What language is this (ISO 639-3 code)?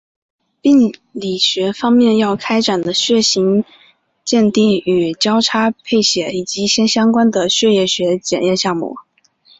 zho